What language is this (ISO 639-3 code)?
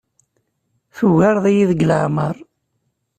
kab